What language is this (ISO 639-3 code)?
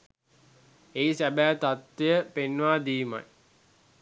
sin